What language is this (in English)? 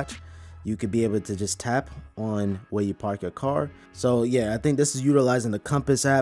English